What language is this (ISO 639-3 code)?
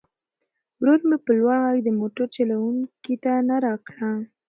pus